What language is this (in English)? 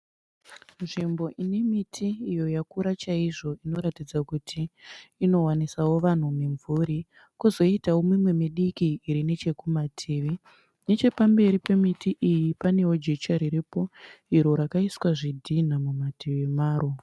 Shona